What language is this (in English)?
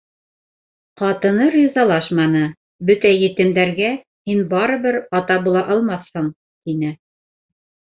Bashkir